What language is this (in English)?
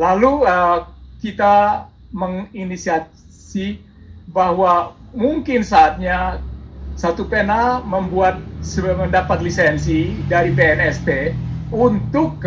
Indonesian